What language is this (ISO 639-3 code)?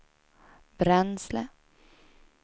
swe